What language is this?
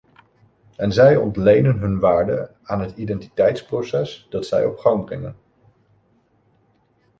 Dutch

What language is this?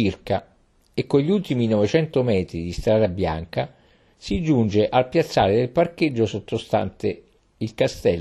Italian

